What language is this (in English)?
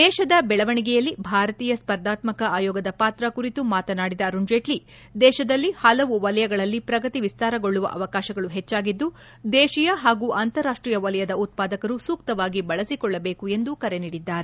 Kannada